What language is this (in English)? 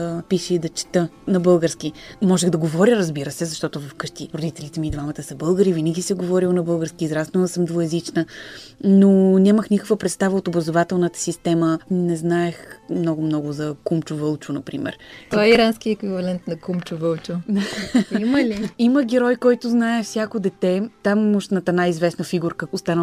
Bulgarian